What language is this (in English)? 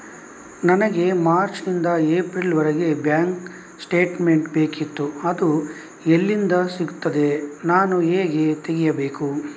Kannada